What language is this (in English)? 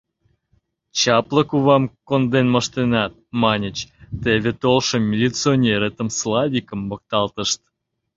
Mari